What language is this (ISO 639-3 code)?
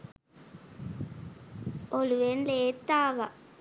sin